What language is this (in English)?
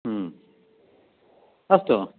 Sanskrit